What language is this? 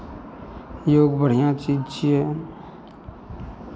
Maithili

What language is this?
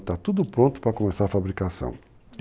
Portuguese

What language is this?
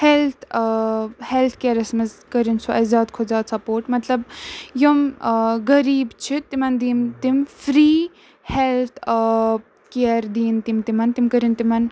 Kashmiri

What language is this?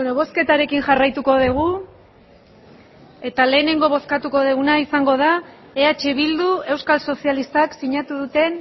Basque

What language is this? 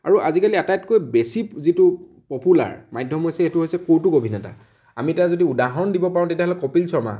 Assamese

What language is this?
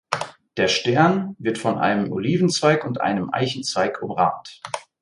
German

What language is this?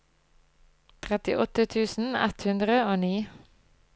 Norwegian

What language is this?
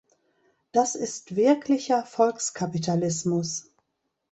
German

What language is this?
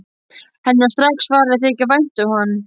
Icelandic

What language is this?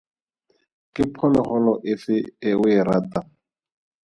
Tswana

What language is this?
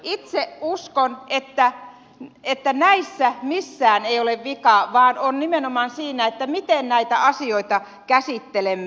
Finnish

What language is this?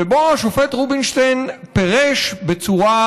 Hebrew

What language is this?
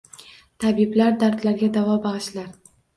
Uzbek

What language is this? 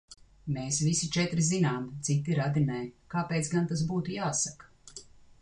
Latvian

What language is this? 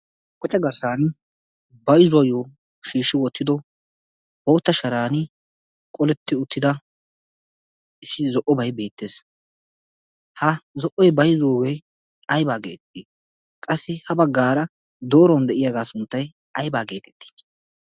Wolaytta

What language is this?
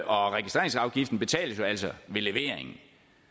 Danish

